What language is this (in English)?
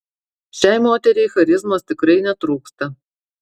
Lithuanian